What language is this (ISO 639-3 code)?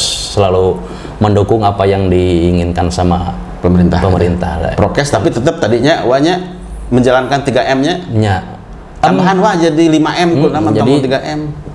ind